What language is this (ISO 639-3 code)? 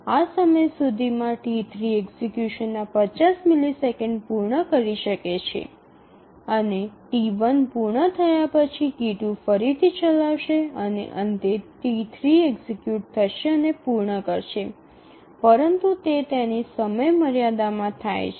guj